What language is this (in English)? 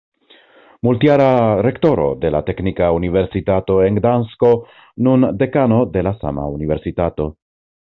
Esperanto